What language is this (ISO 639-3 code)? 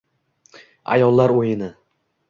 uzb